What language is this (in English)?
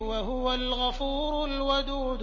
Arabic